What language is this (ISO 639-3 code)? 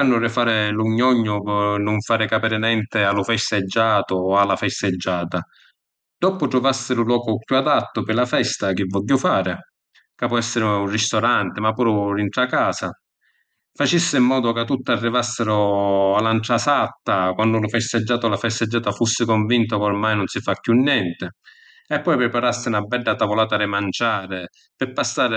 scn